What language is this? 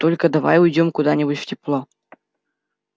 Russian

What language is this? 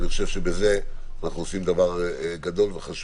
Hebrew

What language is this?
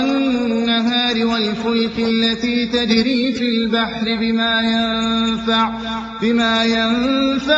Arabic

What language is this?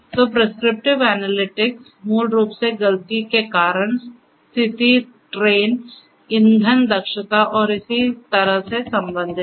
Hindi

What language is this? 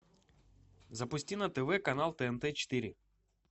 Russian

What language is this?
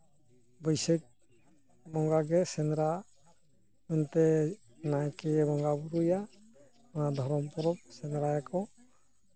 Santali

